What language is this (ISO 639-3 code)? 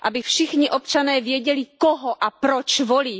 ces